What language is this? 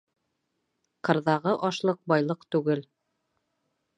Bashkir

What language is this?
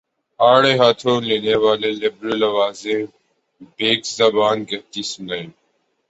Urdu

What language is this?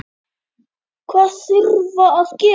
Icelandic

